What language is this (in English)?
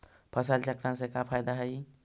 Magahi